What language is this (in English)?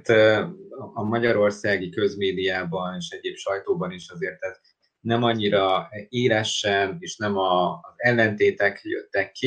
Hungarian